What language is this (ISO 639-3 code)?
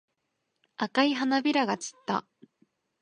jpn